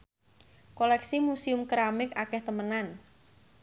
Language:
Javanese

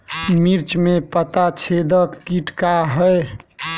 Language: Bhojpuri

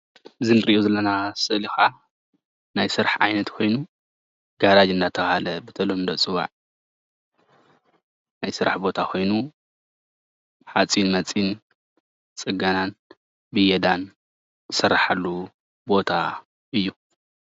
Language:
Tigrinya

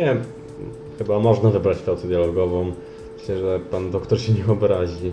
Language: Polish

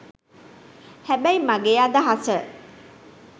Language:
Sinhala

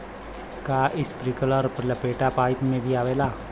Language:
Bhojpuri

